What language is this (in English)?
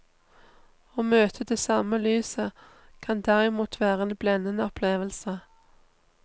Norwegian